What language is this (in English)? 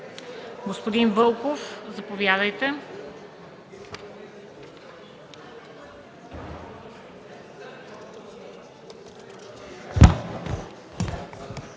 Bulgarian